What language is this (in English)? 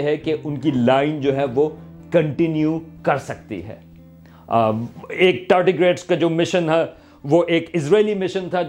Urdu